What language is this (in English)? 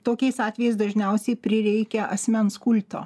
Lithuanian